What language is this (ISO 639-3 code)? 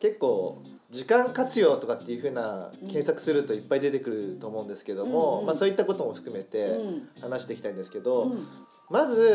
jpn